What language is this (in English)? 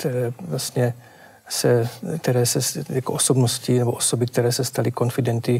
Czech